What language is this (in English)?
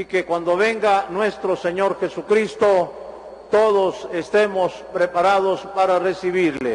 Spanish